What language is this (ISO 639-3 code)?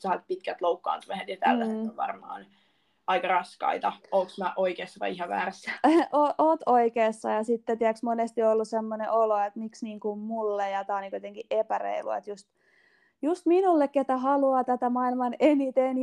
fin